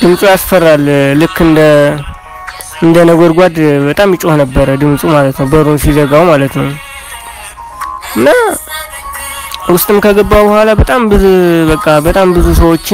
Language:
Arabic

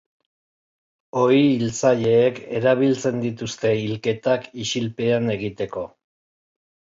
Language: Basque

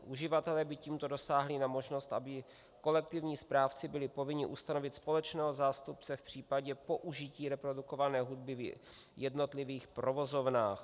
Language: Czech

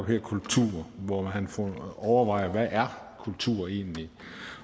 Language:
Danish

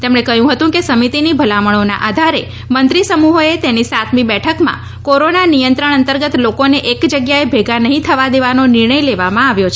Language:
Gujarati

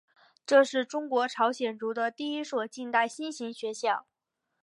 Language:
Chinese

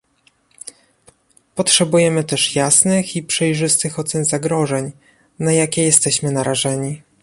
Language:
Polish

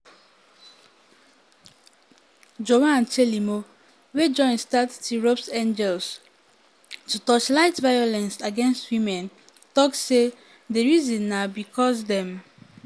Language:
Nigerian Pidgin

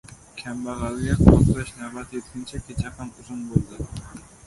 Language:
Uzbek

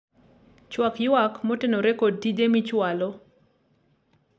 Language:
Luo (Kenya and Tanzania)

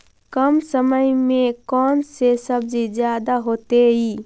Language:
Magahi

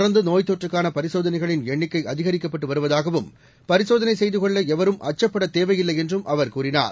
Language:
Tamil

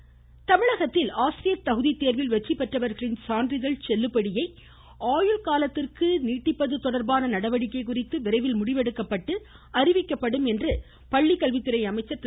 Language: Tamil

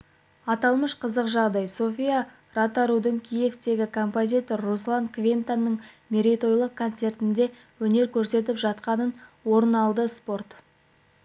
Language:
Kazakh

